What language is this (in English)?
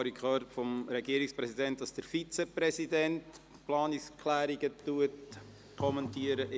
Swiss German